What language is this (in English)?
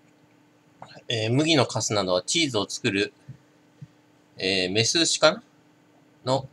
Japanese